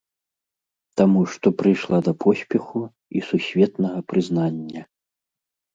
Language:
Belarusian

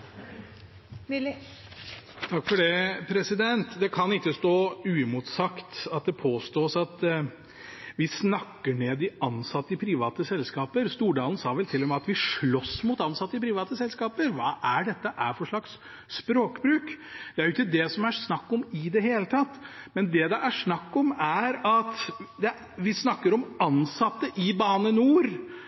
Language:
Norwegian Bokmål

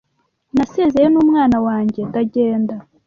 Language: Kinyarwanda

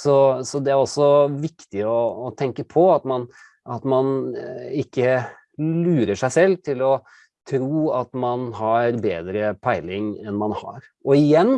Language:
Norwegian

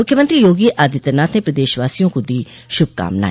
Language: Hindi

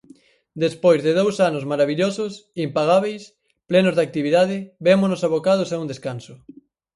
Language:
Galician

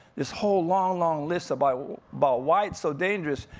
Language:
English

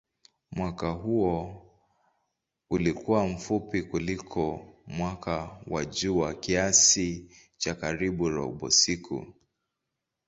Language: Swahili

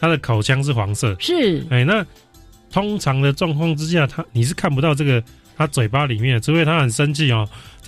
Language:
Chinese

